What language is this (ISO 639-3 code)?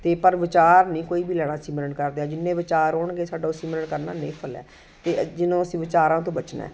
pan